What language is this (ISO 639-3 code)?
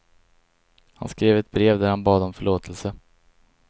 swe